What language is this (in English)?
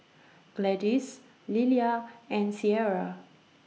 English